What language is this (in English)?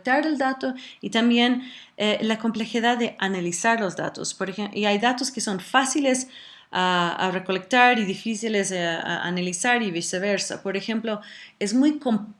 Spanish